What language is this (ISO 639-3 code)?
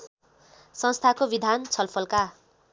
nep